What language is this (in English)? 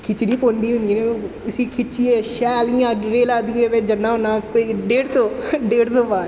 Dogri